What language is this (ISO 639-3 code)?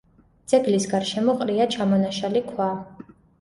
kat